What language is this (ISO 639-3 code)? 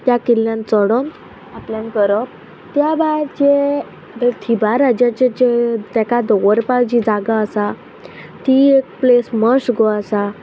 kok